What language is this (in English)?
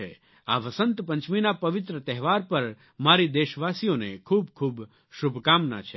Gujarati